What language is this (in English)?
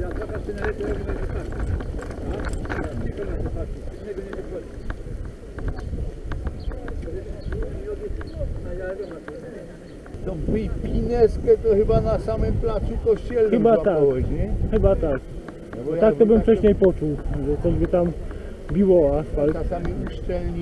Polish